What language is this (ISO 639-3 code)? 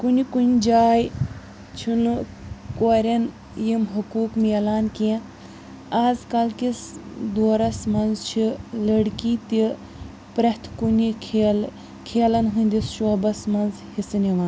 kas